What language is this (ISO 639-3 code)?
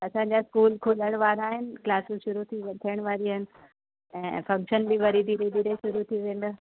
snd